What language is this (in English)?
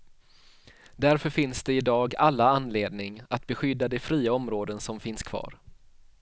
Swedish